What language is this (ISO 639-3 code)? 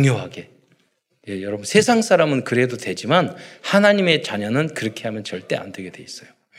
kor